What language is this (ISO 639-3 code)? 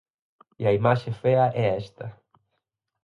glg